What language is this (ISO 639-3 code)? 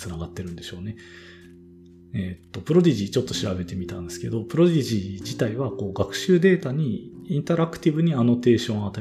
jpn